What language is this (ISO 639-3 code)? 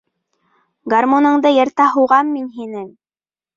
bak